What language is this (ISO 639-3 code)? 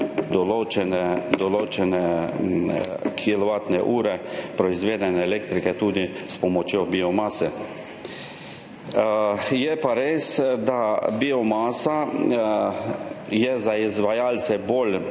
slv